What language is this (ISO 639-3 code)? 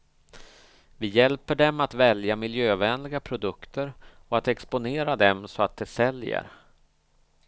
swe